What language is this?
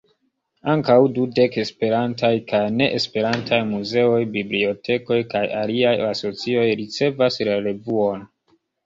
Esperanto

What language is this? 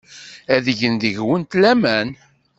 Kabyle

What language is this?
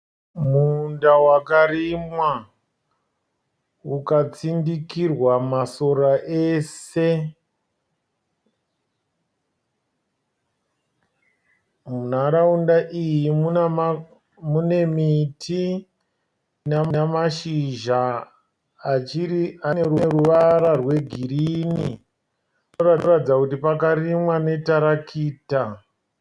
Shona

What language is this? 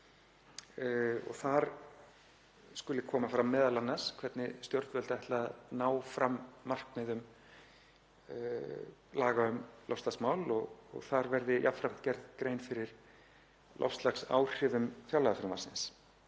Icelandic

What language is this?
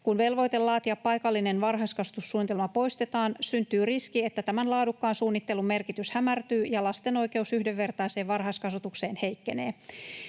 Finnish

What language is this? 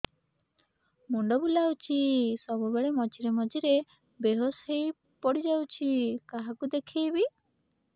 Odia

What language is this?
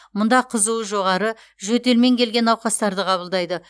Kazakh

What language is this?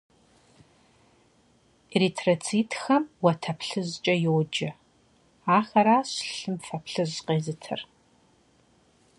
Kabardian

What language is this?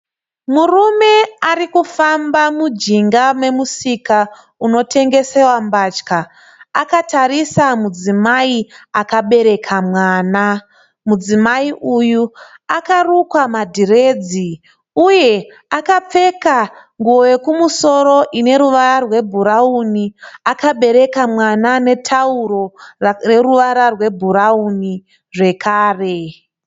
Shona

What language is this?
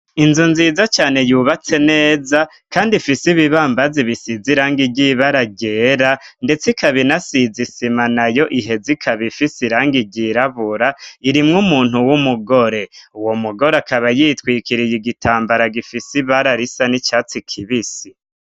Rundi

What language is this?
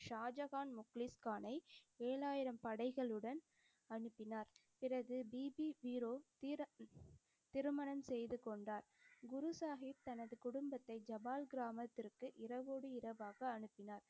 Tamil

